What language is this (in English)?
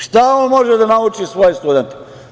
Serbian